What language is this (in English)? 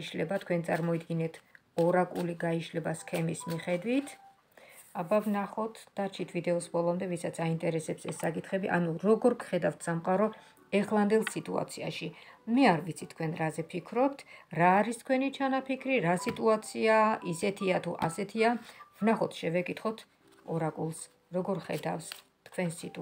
Romanian